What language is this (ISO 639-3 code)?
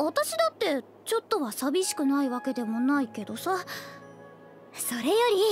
jpn